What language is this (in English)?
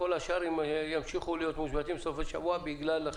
Hebrew